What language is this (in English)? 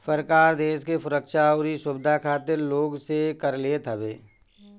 Bhojpuri